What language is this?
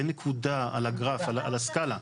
Hebrew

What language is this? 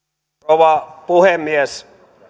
Finnish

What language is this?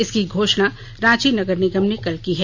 Hindi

